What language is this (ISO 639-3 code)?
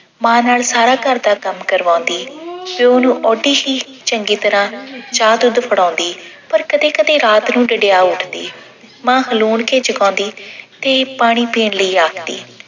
pan